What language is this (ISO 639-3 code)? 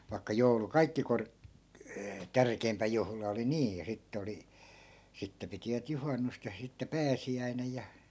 fin